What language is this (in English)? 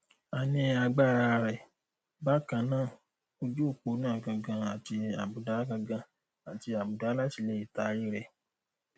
Yoruba